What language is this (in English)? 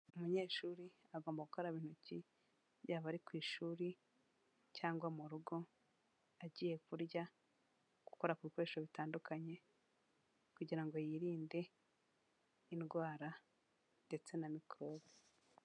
Kinyarwanda